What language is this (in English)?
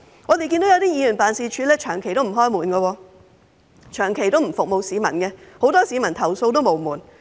Cantonese